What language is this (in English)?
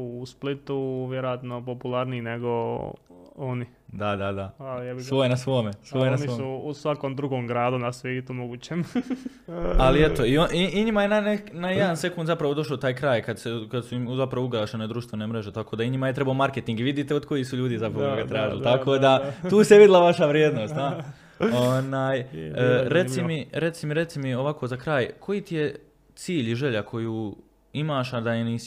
Croatian